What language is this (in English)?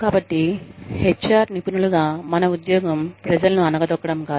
Telugu